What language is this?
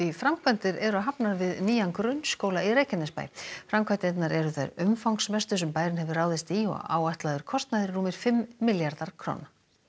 Icelandic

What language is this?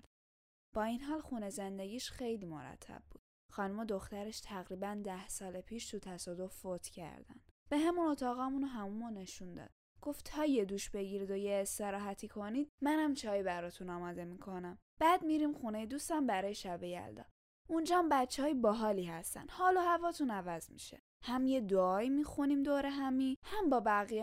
Persian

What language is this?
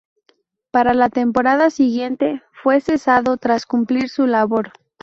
Spanish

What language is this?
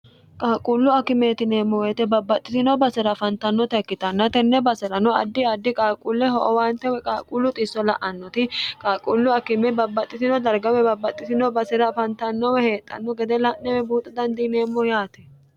Sidamo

